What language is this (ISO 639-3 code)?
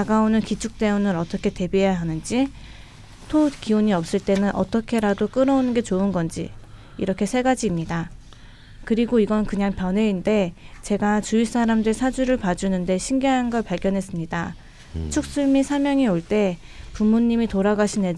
kor